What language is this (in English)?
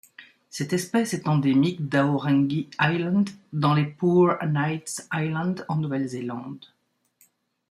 French